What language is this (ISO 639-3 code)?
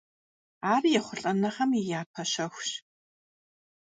kbd